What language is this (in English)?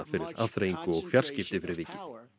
Icelandic